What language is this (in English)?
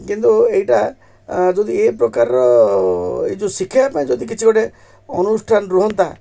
Odia